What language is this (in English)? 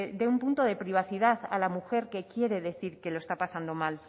Spanish